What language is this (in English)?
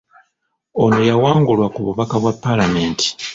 Ganda